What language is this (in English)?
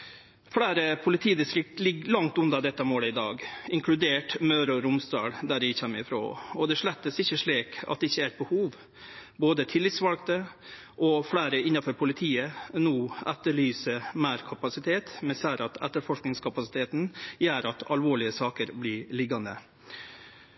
Norwegian Nynorsk